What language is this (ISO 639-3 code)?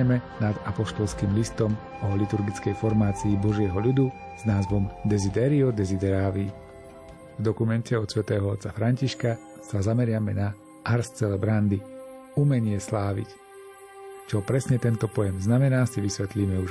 slk